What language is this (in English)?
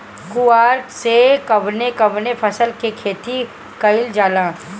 Bhojpuri